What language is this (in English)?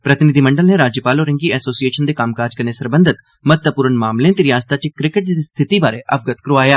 Dogri